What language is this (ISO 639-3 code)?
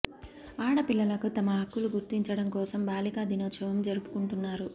tel